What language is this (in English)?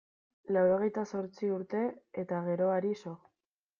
Basque